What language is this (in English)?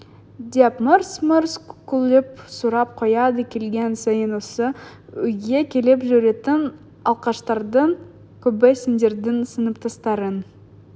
Kazakh